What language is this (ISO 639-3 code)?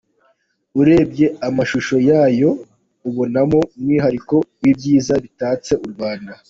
kin